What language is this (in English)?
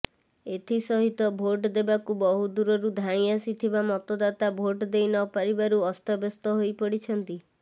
Odia